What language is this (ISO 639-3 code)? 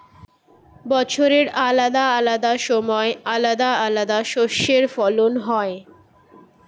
ben